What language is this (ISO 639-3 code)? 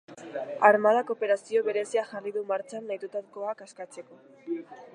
eus